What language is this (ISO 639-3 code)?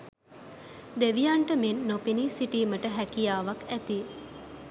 sin